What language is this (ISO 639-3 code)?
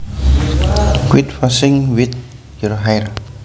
jav